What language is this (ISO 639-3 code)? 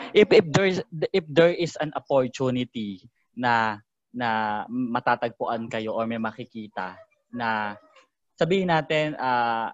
fil